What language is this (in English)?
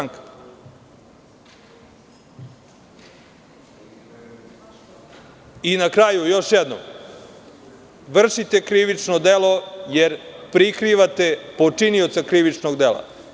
Serbian